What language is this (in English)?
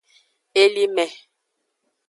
Aja (Benin)